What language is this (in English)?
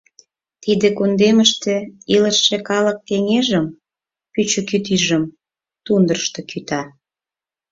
Mari